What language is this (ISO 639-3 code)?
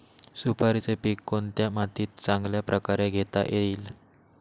mar